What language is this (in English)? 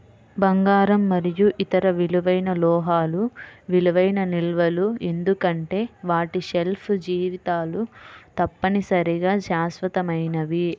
Telugu